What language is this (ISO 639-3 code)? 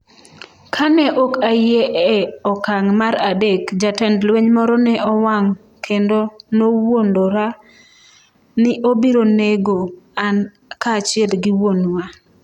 luo